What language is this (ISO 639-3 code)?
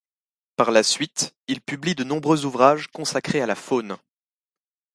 fra